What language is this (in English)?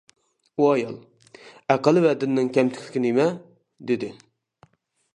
Uyghur